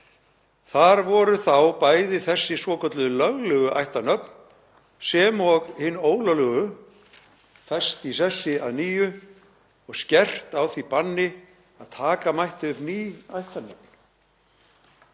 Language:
Icelandic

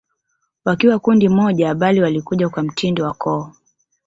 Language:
Swahili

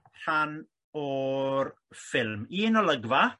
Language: Welsh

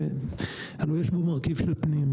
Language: Hebrew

